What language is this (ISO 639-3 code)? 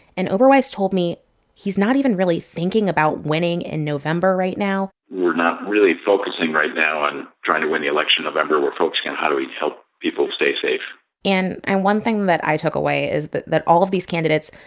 eng